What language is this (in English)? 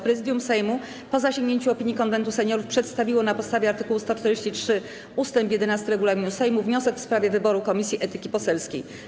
Polish